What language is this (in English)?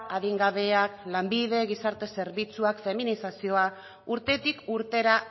Basque